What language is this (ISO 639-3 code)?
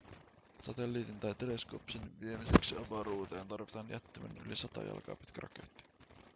fin